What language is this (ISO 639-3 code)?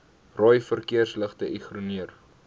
afr